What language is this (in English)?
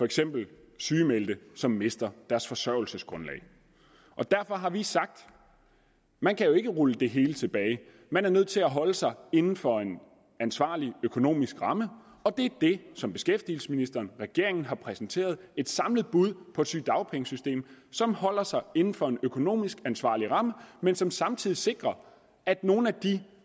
Danish